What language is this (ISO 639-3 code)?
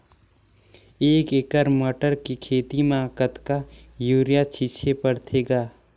hne